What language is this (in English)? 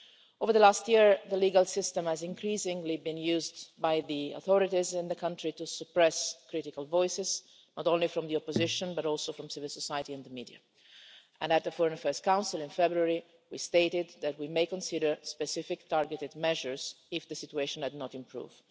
English